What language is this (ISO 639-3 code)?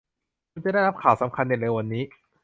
tha